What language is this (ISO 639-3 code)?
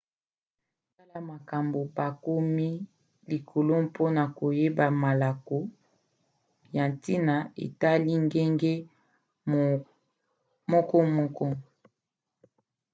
lin